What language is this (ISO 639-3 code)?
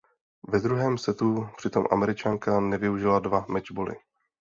ces